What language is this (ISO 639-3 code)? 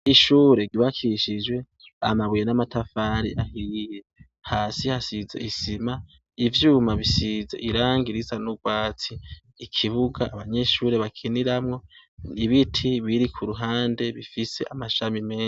run